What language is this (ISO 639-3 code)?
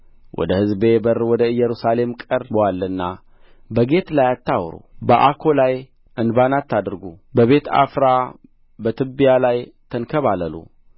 amh